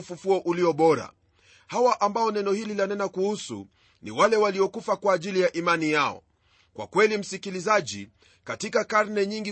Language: Swahili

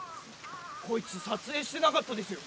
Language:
Japanese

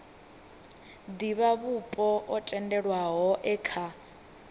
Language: Venda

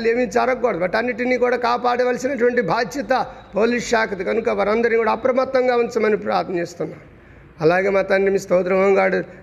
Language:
Telugu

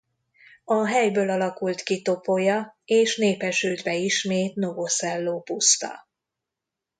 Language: Hungarian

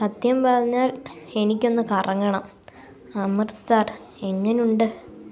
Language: Malayalam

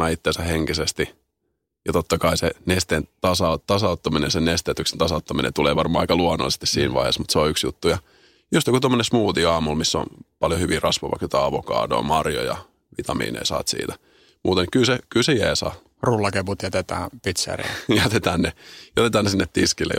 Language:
Finnish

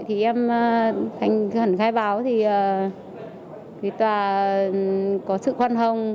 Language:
Vietnamese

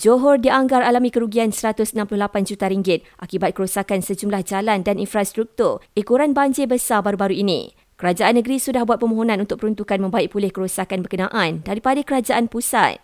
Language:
Malay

